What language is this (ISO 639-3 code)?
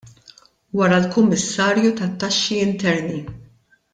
mlt